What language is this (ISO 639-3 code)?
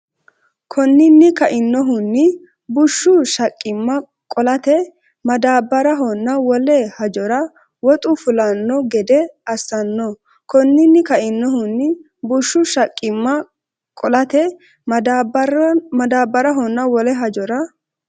sid